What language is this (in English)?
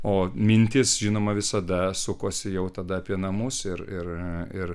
Lithuanian